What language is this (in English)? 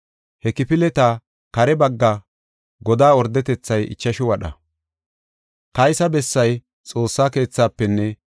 Gofa